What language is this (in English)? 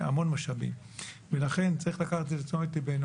Hebrew